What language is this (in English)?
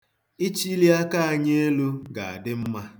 Igbo